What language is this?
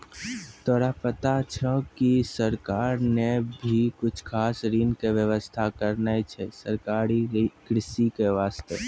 Maithili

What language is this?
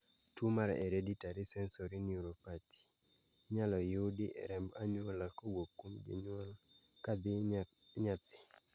Luo (Kenya and Tanzania)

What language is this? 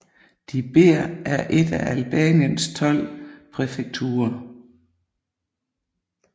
Danish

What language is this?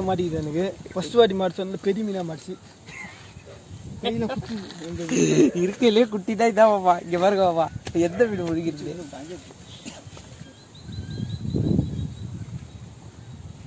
Tamil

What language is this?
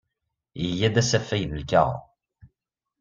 Kabyle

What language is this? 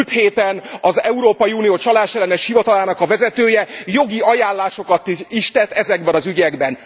Hungarian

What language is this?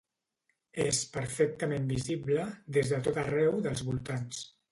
Catalan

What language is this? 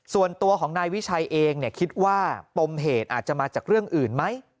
Thai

